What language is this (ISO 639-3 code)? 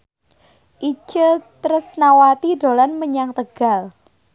jav